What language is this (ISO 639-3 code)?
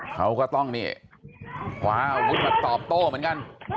tha